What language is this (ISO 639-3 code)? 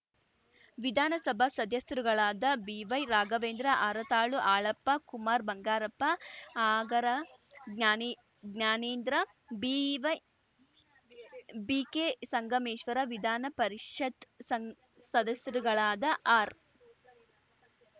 kan